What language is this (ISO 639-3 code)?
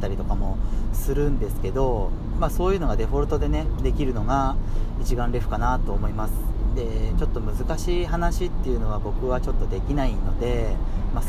jpn